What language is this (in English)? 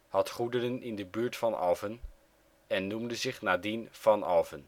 Dutch